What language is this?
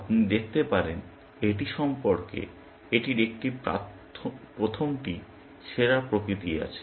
Bangla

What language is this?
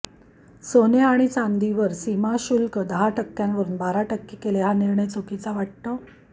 Marathi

